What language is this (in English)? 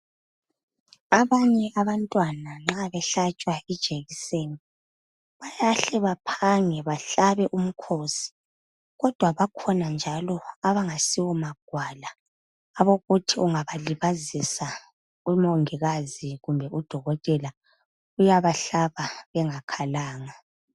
North Ndebele